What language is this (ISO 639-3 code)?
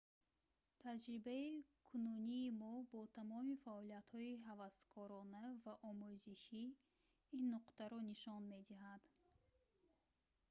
tgk